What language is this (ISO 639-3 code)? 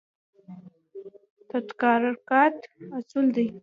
pus